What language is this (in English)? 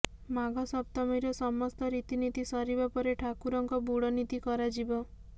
Odia